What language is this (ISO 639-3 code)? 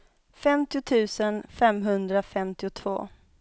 swe